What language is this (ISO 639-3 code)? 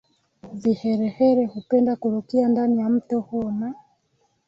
swa